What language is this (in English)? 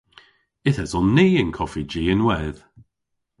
Cornish